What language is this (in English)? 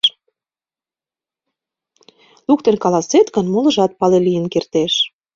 Mari